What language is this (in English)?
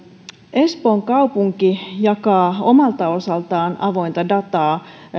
Finnish